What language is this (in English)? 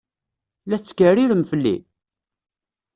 Kabyle